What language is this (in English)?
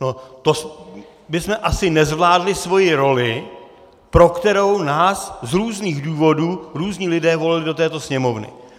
Czech